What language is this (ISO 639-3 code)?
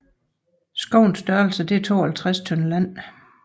dan